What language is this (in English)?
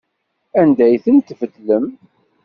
Kabyle